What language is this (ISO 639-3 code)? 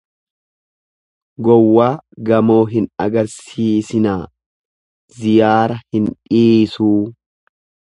orm